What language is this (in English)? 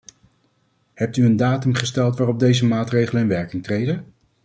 Dutch